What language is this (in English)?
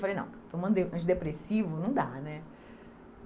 Portuguese